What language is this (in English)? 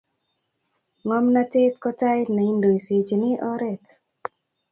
Kalenjin